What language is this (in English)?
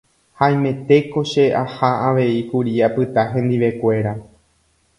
Guarani